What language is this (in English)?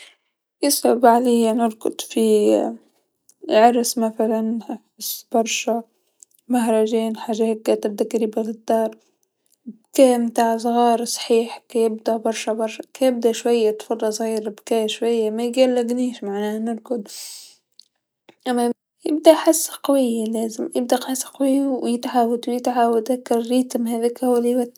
Tunisian Arabic